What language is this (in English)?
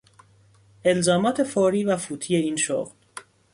Persian